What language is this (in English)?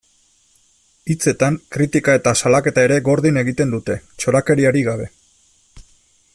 Basque